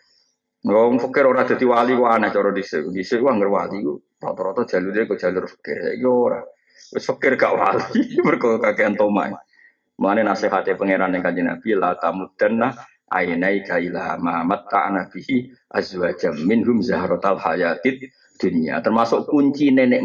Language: Indonesian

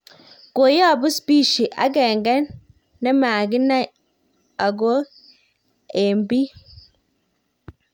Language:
Kalenjin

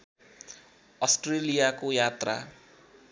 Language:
Nepali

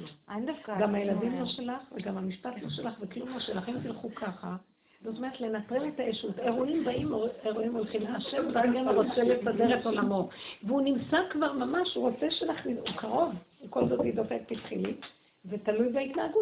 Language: Hebrew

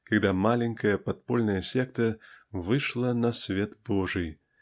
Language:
Russian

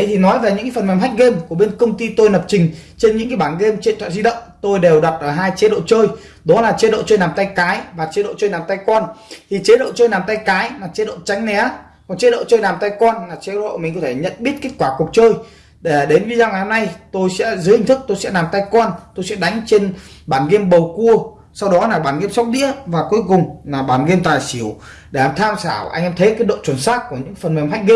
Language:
Vietnamese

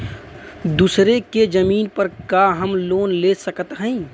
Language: Bhojpuri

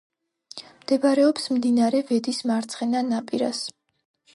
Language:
Georgian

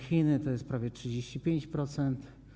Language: Polish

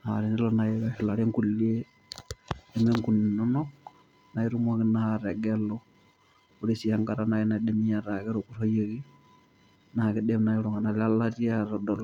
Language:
Masai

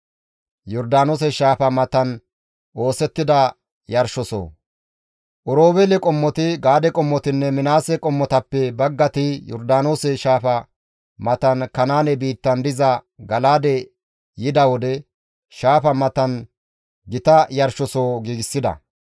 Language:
Gamo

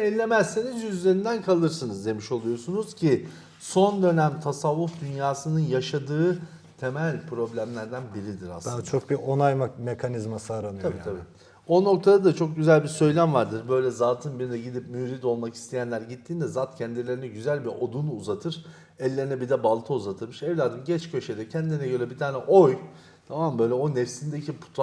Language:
Turkish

